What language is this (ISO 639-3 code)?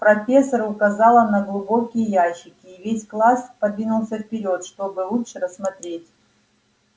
rus